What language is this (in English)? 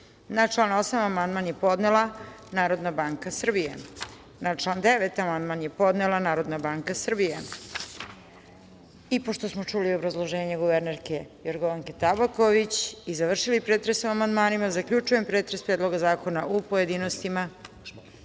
Serbian